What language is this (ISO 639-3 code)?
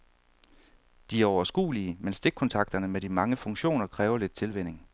dan